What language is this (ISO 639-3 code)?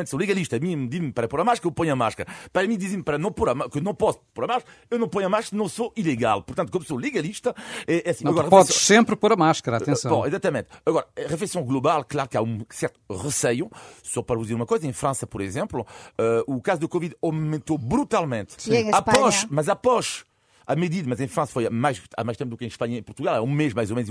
por